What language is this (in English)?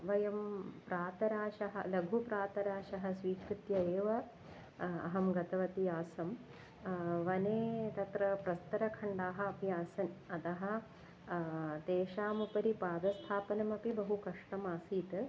Sanskrit